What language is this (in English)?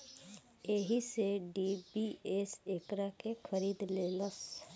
Bhojpuri